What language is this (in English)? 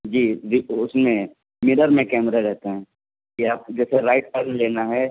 Urdu